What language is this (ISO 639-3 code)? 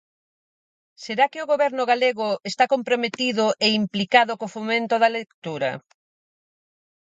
glg